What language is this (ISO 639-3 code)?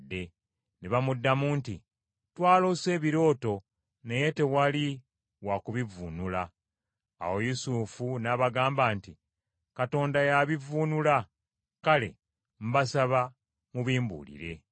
lug